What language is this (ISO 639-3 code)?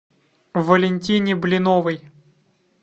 rus